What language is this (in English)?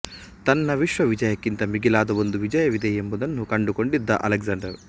Kannada